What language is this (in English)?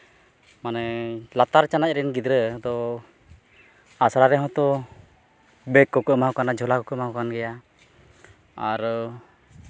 Santali